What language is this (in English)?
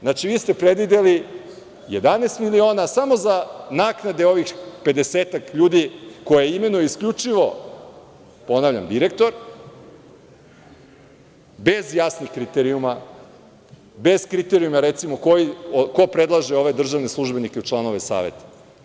Serbian